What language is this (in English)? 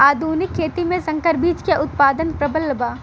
Bhojpuri